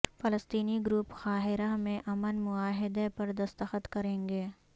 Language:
Urdu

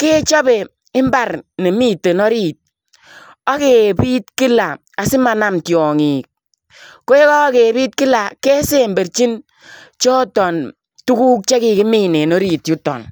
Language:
Kalenjin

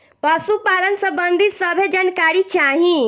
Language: Bhojpuri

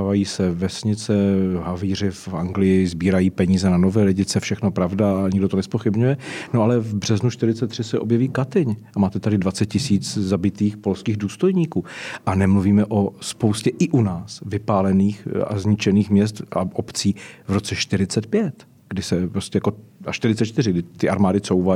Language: Czech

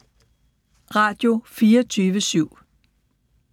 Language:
Danish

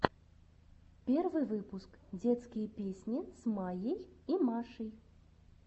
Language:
Russian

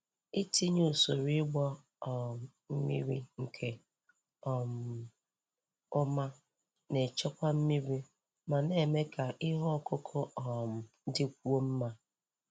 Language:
Igbo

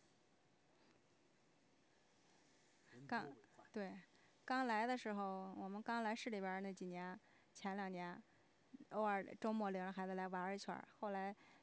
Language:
Chinese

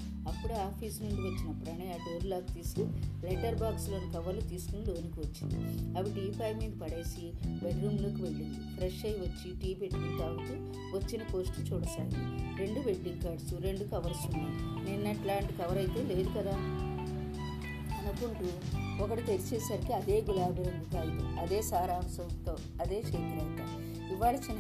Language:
Telugu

